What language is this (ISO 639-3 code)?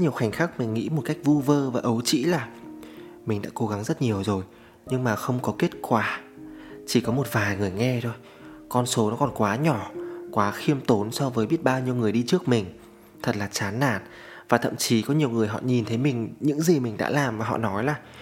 vie